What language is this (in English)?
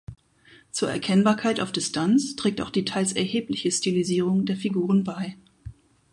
German